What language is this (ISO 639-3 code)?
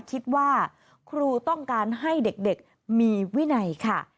tha